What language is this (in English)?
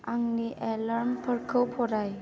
Bodo